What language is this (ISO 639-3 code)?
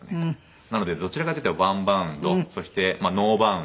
jpn